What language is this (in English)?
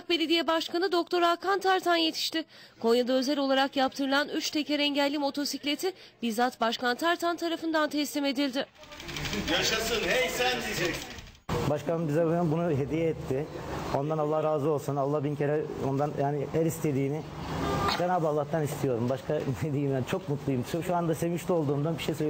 Turkish